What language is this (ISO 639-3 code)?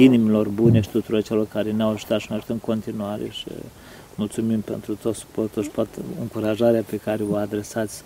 ron